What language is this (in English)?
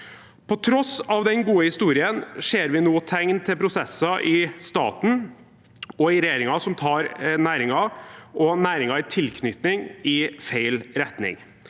Norwegian